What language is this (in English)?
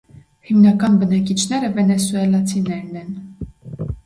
Armenian